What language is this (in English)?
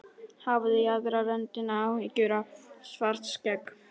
Icelandic